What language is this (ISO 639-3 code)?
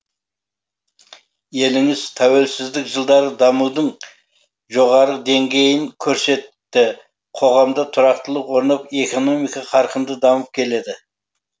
kaz